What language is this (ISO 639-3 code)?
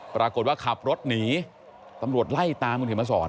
tha